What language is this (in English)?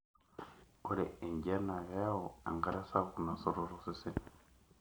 Masai